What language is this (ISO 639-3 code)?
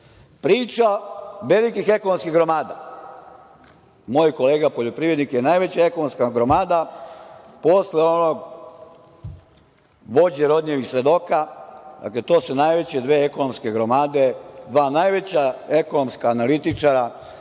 srp